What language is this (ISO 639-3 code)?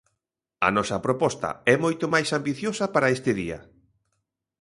glg